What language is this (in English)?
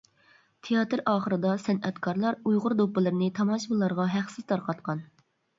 Uyghur